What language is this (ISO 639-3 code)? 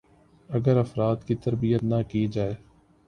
urd